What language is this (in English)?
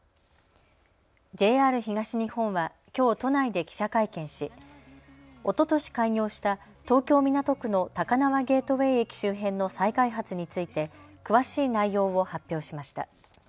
Japanese